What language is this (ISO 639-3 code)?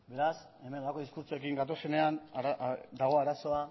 eus